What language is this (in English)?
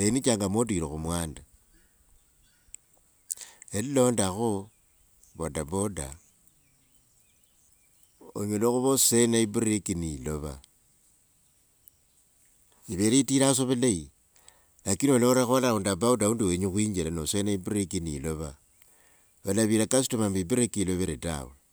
Wanga